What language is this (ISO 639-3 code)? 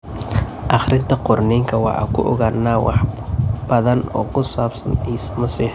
som